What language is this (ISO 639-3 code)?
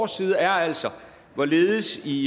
dan